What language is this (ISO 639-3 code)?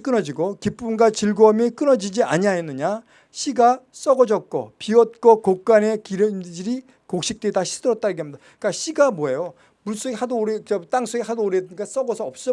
kor